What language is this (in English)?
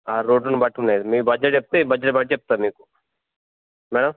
Telugu